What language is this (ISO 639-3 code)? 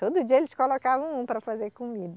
por